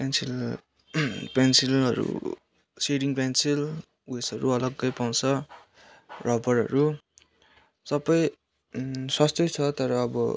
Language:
Nepali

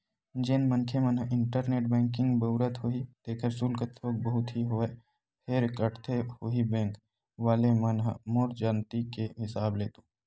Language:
Chhattisgarhi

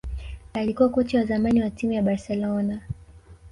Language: Swahili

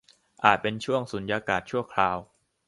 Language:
Thai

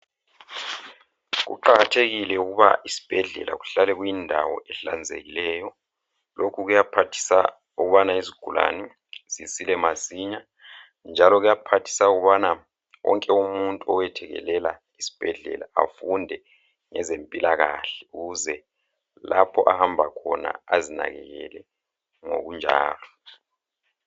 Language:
North Ndebele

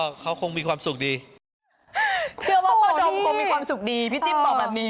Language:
Thai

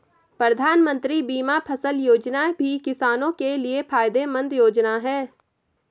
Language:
Hindi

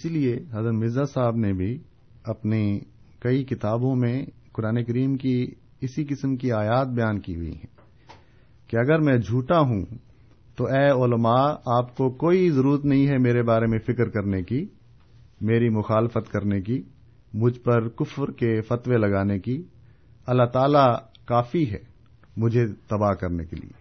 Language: Urdu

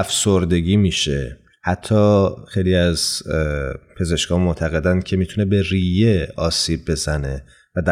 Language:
Persian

